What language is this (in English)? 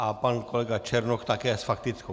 Czech